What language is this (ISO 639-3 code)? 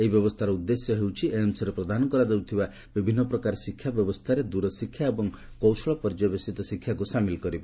ori